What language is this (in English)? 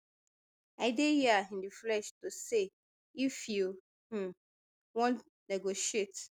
Nigerian Pidgin